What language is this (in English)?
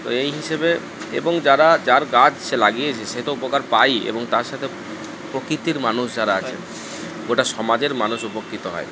Bangla